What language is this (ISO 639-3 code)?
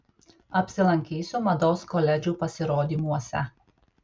lit